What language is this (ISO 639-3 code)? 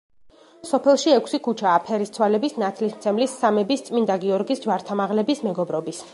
kat